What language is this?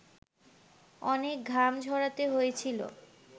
Bangla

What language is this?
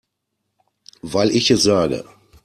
German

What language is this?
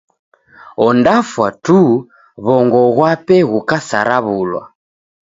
Taita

